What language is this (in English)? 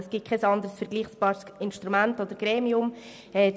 Swiss German